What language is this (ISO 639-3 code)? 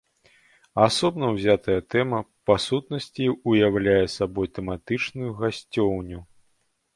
bel